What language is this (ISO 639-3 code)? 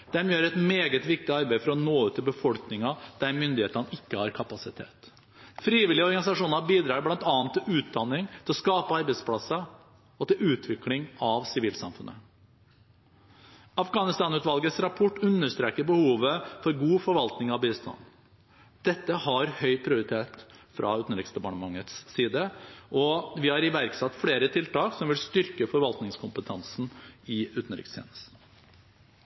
nob